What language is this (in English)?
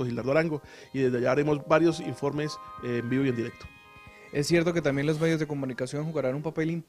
Spanish